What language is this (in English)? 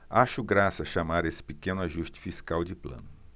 Portuguese